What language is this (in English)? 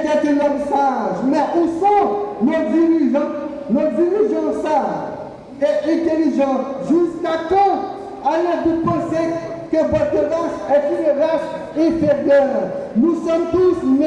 French